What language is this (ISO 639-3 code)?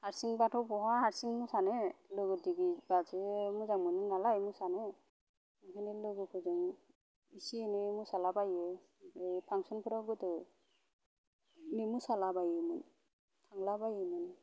brx